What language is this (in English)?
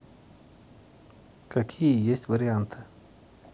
Russian